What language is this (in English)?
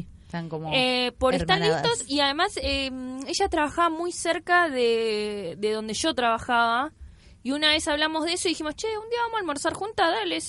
Spanish